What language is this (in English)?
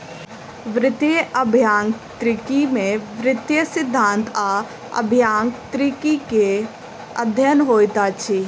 Maithili